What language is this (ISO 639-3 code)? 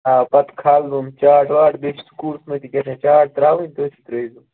kas